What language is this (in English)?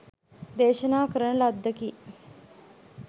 Sinhala